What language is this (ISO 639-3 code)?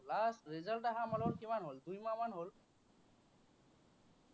asm